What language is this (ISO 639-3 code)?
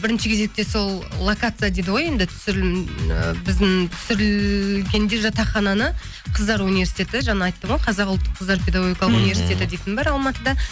kaz